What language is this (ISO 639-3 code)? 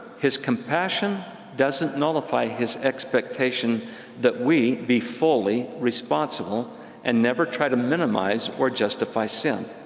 eng